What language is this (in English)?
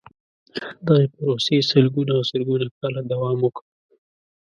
Pashto